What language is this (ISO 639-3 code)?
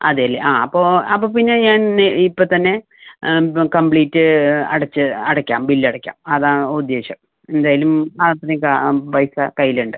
mal